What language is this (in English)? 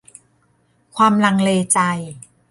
Thai